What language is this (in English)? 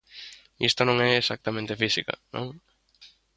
Galician